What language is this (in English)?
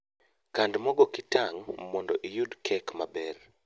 Luo (Kenya and Tanzania)